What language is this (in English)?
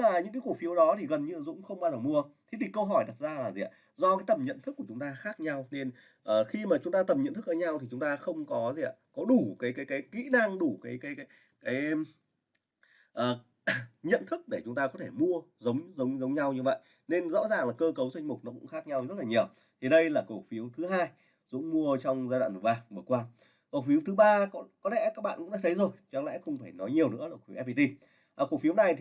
Vietnamese